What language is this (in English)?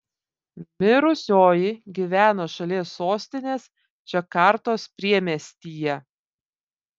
Lithuanian